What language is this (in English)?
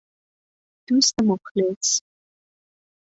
Persian